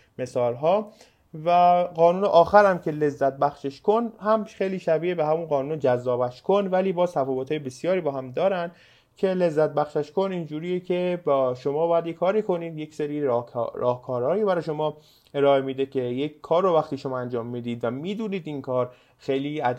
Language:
Persian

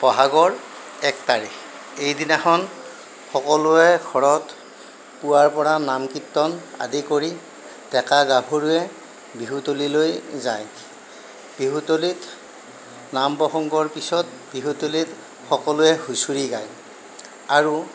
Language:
Assamese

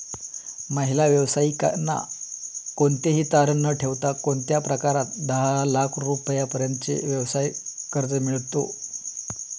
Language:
Marathi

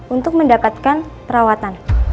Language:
Indonesian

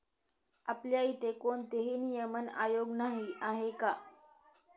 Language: Marathi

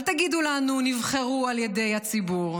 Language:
Hebrew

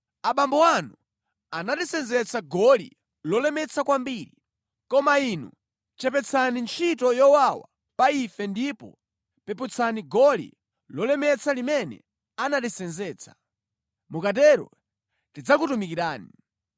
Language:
Nyanja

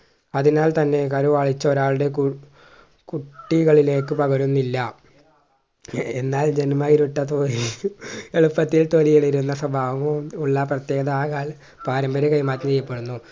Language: Malayalam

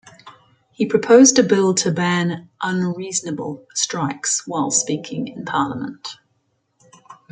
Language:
English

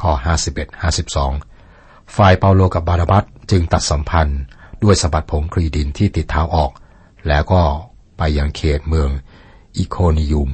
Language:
Thai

